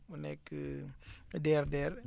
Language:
Wolof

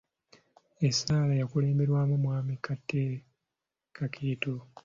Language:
Ganda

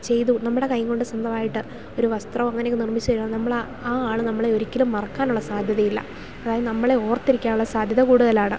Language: Malayalam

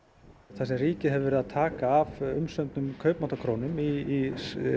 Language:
Icelandic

